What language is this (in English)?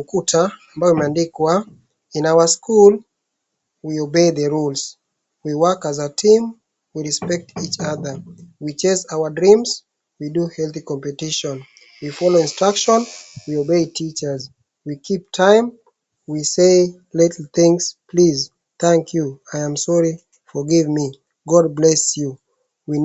Swahili